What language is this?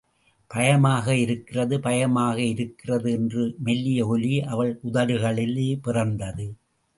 Tamil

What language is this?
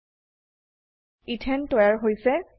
Assamese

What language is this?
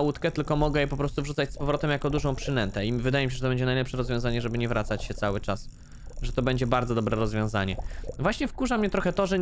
Polish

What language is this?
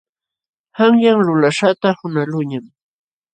Jauja Wanca Quechua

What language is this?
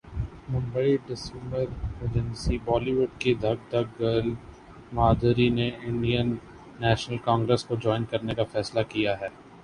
Urdu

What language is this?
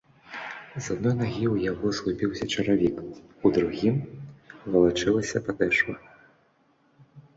Belarusian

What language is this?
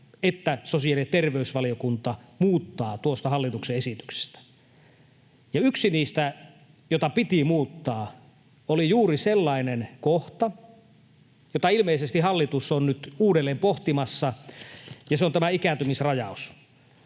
Finnish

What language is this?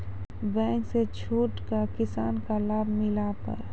Maithili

